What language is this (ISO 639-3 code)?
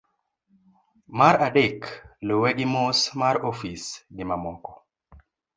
luo